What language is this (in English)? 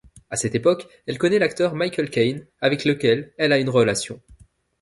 French